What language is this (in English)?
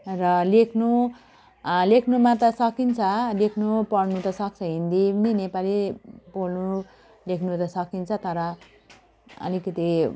Nepali